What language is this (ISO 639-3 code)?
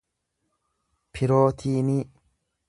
orm